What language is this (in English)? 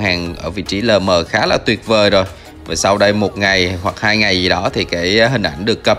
Vietnamese